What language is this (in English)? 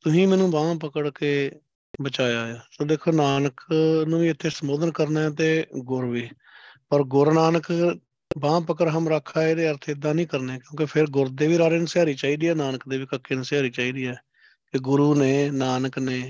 Punjabi